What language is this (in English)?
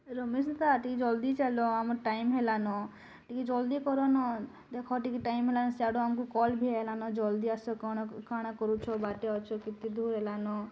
Odia